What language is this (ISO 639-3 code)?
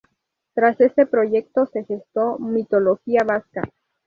spa